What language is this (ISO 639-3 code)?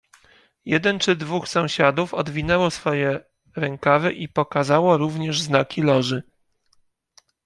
pol